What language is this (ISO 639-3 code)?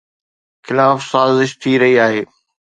snd